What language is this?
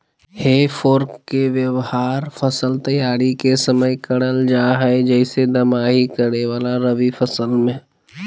Magahi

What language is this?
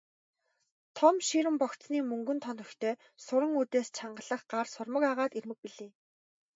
Mongolian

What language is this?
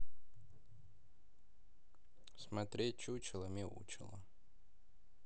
Russian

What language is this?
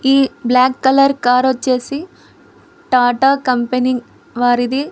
Telugu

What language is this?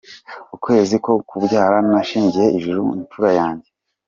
Kinyarwanda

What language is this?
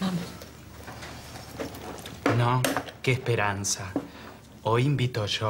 Spanish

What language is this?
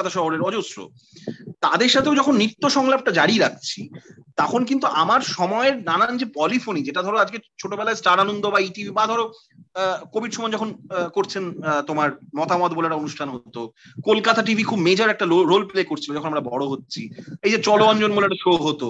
Bangla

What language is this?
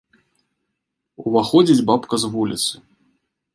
Belarusian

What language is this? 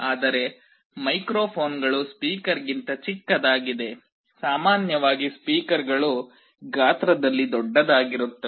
Kannada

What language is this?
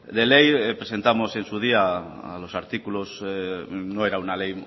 Spanish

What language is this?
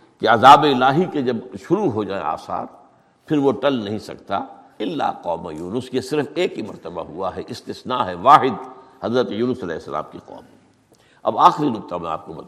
Urdu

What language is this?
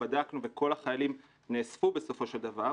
Hebrew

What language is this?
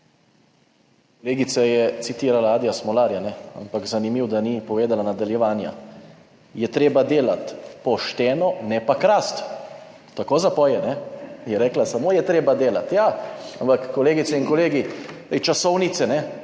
Slovenian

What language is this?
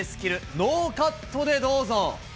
Japanese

